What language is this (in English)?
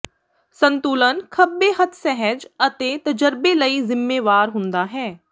Punjabi